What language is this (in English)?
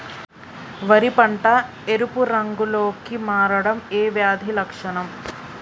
Telugu